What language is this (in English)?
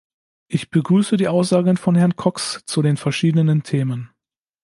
German